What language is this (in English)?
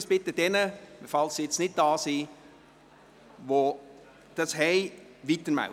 Swiss German